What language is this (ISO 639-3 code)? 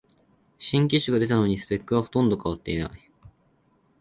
jpn